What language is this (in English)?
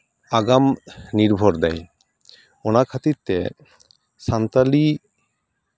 Santali